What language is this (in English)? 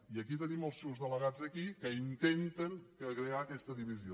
Catalan